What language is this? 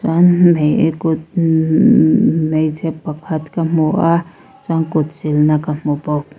Mizo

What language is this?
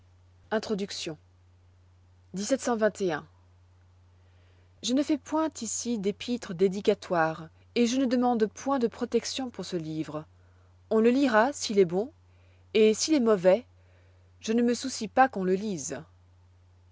French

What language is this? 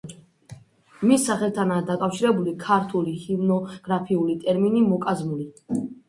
Georgian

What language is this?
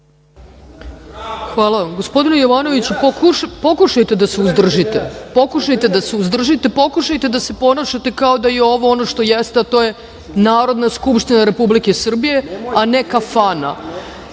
Serbian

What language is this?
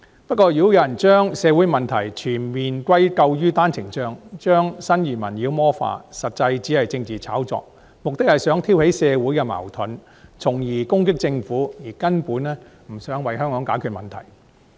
Cantonese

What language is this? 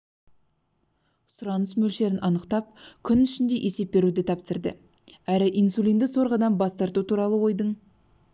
Kazakh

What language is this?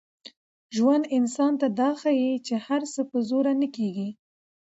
Pashto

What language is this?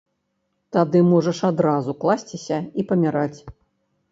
Belarusian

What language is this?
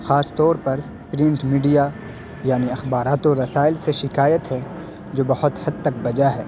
Urdu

